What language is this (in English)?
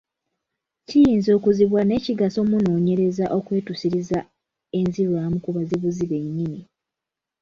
Ganda